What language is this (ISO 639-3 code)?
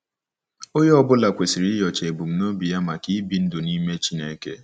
ibo